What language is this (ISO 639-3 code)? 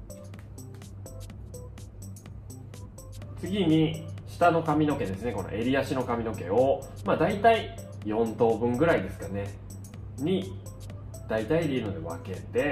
jpn